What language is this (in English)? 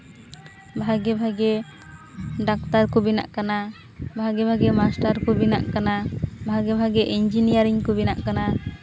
Santali